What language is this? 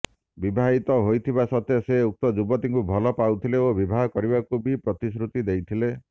Odia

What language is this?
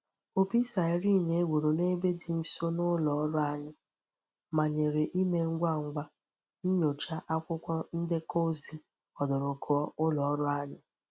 Igbo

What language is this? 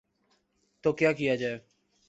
Urdu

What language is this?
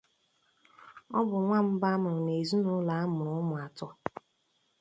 Igbo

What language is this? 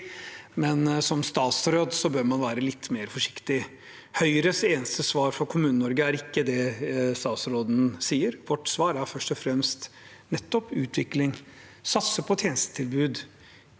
Norwegian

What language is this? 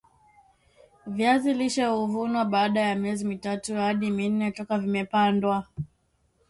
Swahili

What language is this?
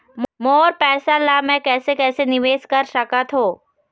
Chhattisgarhi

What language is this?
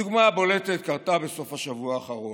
Hebrew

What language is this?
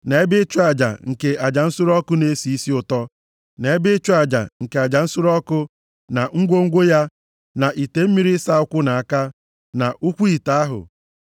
Igbo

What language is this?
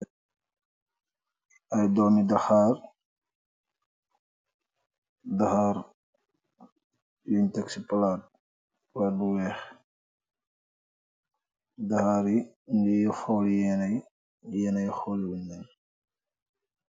Wolof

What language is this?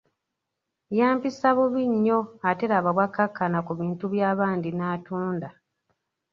Ganda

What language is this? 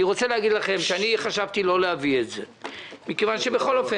Hebrew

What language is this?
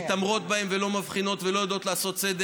Hebrew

